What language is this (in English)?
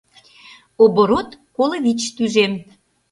Mari